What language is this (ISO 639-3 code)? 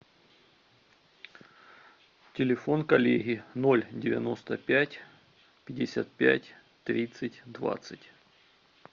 rus